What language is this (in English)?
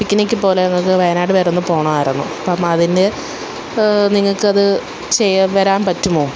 Malayalam